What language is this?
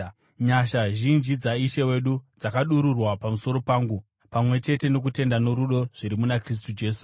Shona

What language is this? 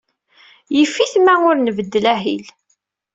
Kabyle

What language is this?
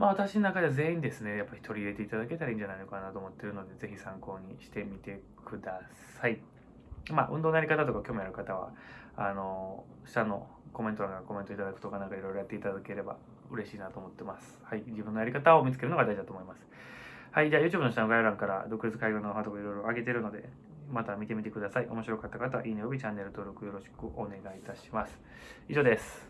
Japanese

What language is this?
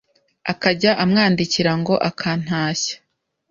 Kinyarwanda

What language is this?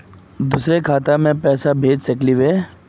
Magahi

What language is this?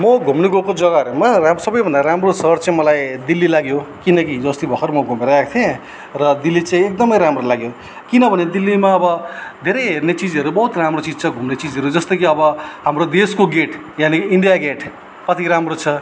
Nepali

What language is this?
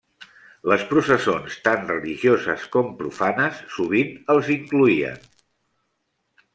Catalan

